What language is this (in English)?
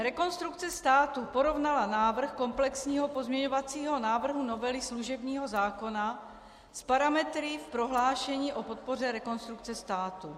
Czech